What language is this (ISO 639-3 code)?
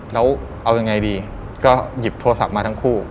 tha